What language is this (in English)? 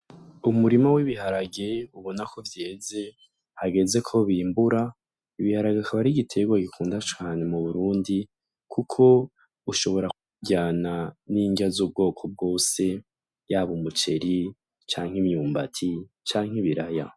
Rundi